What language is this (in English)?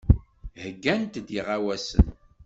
Kabyle